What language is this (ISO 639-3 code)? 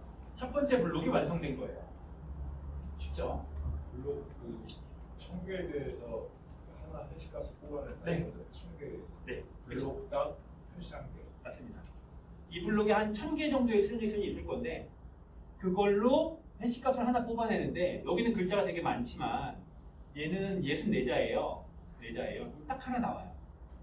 kor